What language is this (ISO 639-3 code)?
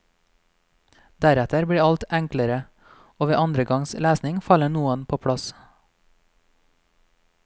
nor